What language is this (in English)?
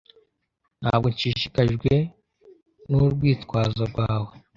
Kinyarwanda